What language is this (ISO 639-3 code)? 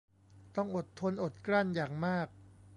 tha